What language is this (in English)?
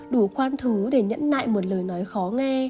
Vietnamese